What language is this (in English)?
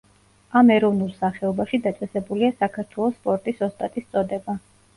Georgian